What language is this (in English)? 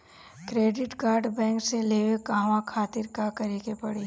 Bhojpuri